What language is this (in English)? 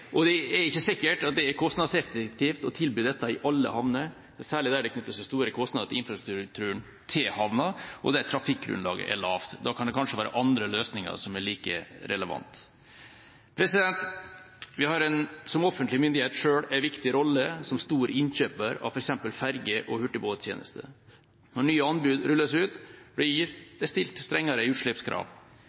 Norwegian Bokmål